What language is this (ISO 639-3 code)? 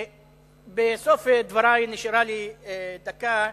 heb